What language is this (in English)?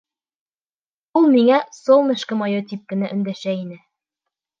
Bashkir